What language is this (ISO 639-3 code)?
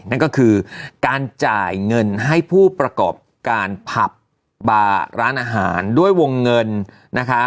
tha